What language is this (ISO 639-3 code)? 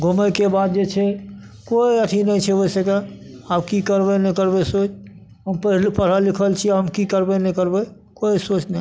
mai